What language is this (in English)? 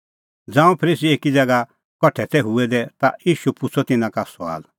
Kullu Pahari